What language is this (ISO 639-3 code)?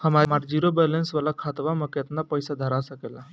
bho